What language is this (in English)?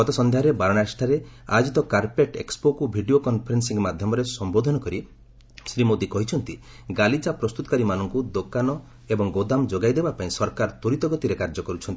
Odia